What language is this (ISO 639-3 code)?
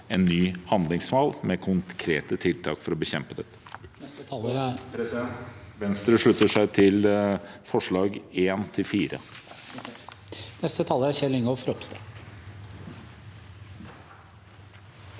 nor